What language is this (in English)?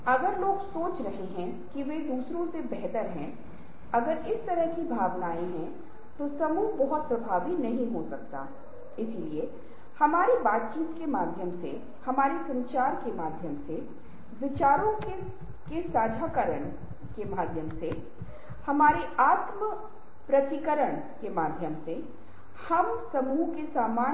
Hindi